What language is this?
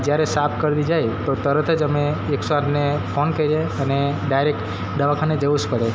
Gujarati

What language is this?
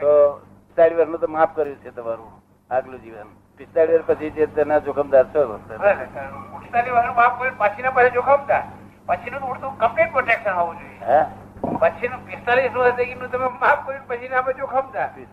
Gujarati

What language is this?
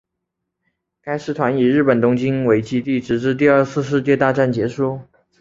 Chinese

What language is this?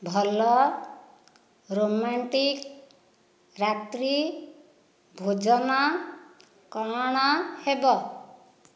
Odia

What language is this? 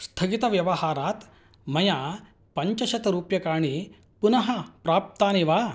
Sanskrit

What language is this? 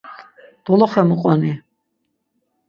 Laz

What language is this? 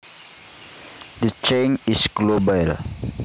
Javanese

